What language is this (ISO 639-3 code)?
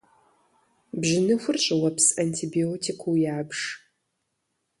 kbd